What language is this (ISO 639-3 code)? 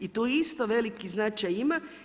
hrv